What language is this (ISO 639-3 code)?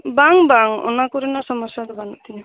sat